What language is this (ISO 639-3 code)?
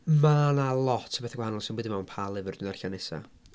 cym